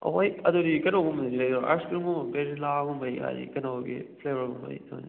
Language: Manipuri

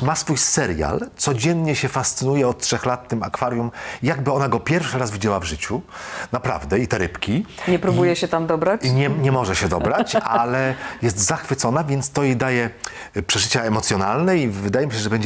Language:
Polish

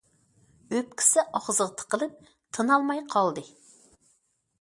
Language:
Uyghur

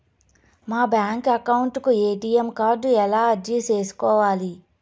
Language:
Telugu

